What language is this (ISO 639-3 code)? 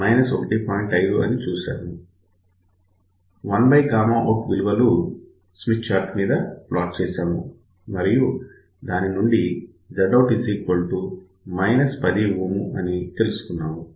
tel